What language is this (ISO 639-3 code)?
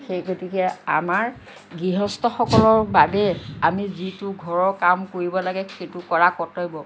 asm